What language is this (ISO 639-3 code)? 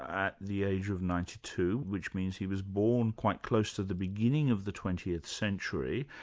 eng